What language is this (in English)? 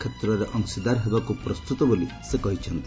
Odia